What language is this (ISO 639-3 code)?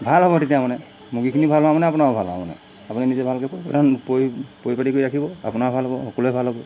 asm